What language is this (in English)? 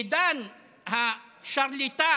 Hebrew